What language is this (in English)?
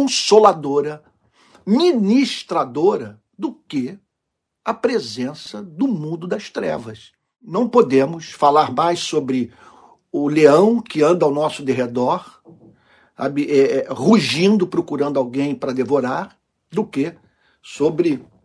Portuguese